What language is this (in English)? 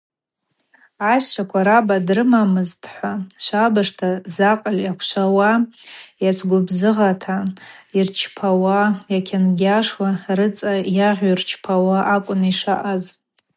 Abaza